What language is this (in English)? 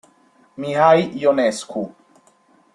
Italian